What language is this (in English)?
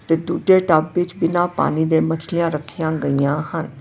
Punjabi